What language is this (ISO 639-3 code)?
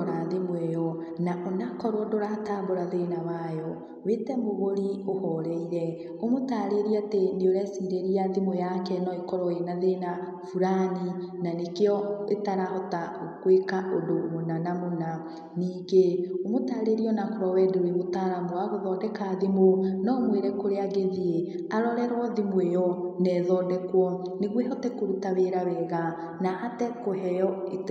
kik